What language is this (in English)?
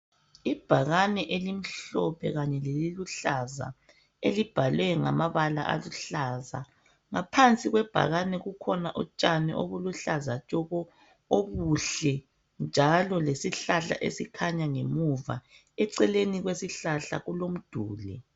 North Ndebele